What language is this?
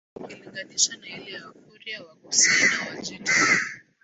Swahili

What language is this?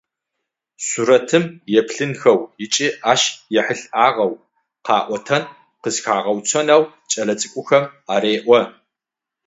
Adyghe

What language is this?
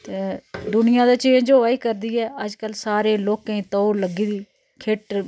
Dogri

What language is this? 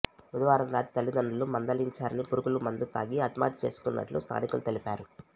Telugu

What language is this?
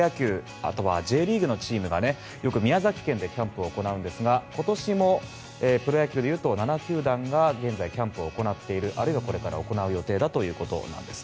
Japanese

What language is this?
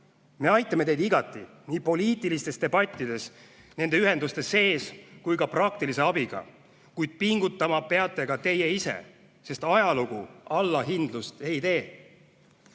Estonian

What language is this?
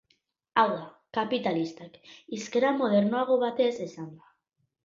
Basque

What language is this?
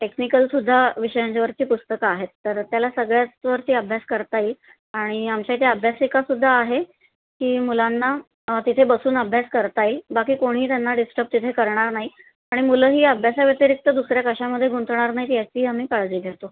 Marathi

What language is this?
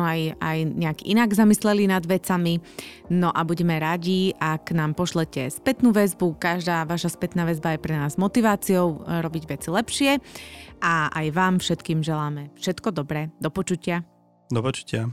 Slovak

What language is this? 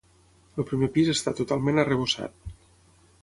Catalan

